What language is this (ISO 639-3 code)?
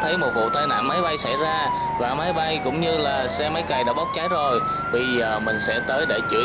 vie